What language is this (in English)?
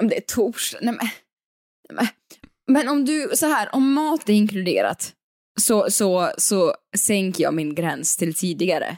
Swedish